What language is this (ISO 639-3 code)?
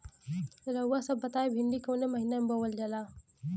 bho